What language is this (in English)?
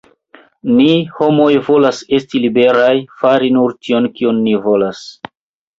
Esperanto